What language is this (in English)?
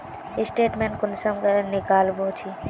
Magahi